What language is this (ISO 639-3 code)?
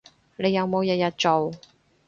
yue